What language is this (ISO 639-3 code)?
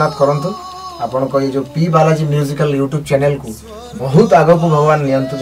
hin